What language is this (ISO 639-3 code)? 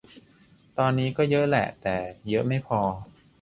tha